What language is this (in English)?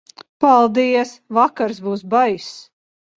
Latvian